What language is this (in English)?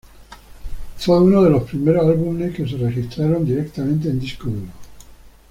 Spanish